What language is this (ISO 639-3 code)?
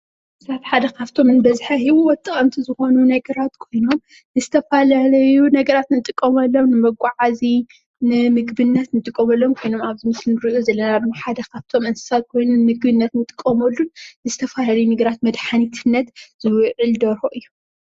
tir